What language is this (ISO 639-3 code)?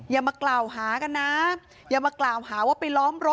tha